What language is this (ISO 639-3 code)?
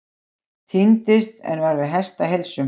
isl